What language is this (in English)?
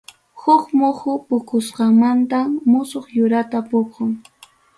Ayacucho Quechua